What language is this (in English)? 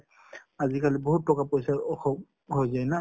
Assamese